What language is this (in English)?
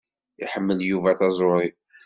Kabyle